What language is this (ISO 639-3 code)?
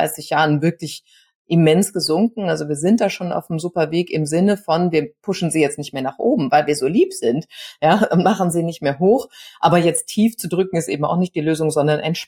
deu